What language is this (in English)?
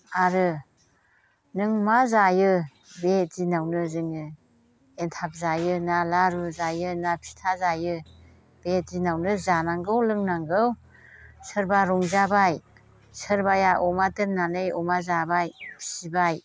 Bodo